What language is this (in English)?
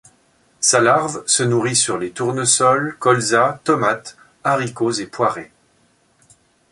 French